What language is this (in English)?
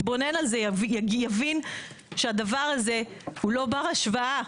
Hebrew